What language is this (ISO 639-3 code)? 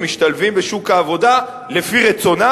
heb